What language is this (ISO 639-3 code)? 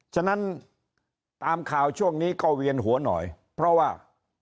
tha